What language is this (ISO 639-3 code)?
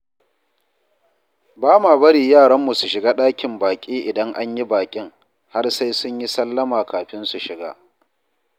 hau